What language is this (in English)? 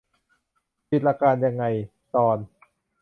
Thai